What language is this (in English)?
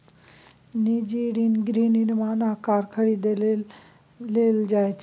Maithili